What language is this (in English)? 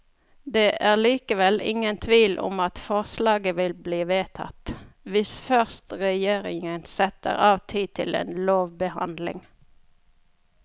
Norwegian